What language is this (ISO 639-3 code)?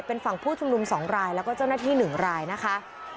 tha